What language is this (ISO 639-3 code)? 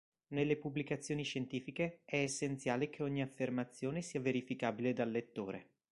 ita